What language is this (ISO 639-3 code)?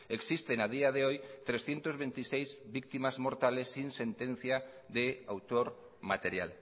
spa